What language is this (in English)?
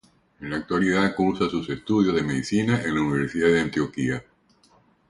Spanish